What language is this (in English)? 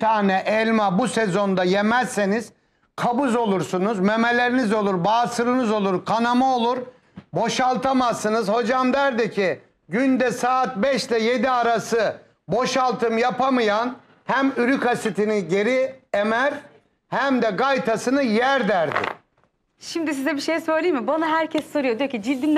Turkish